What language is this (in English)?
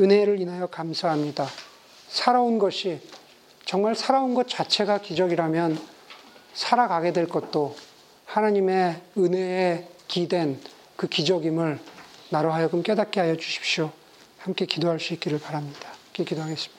Korean